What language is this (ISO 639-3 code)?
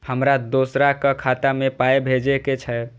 mai